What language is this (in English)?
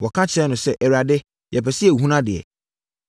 Akan